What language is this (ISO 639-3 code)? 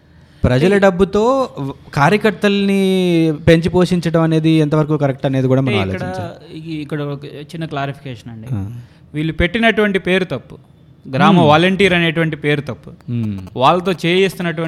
tel